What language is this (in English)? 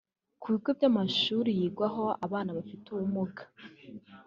Kinyarwanda